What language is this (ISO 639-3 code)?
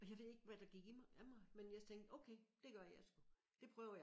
dan